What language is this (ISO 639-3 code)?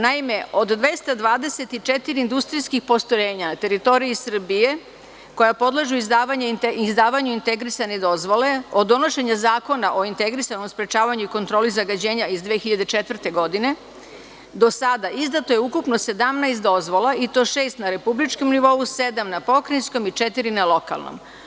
srp